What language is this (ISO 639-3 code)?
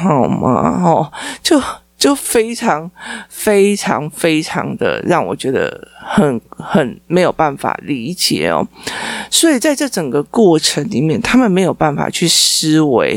zho